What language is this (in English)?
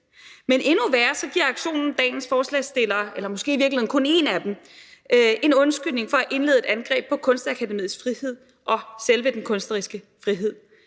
Danish